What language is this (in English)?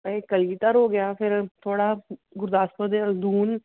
Punjabi